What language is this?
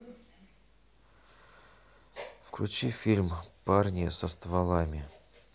Russian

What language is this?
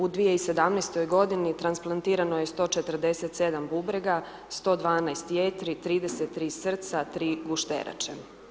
Croatian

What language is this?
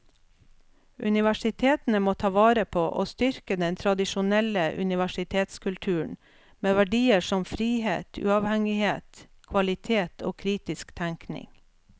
Norwegian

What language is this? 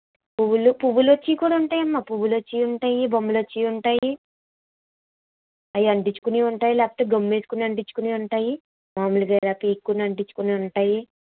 Telugu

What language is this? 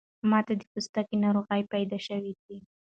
Pashto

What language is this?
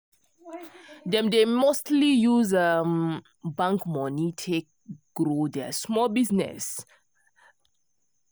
Nigerian Pidgin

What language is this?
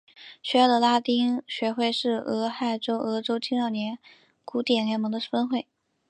Chinese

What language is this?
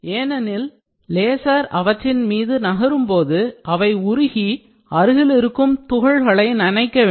Tamil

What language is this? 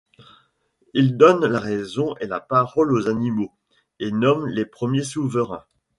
French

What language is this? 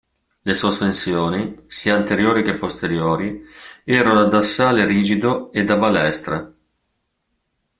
Italian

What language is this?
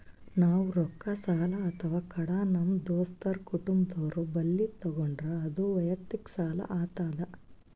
Kannada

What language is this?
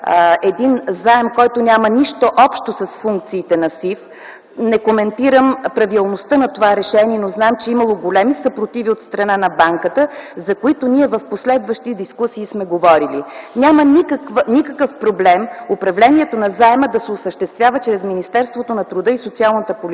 Bulgarian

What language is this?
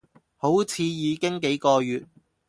Cantonese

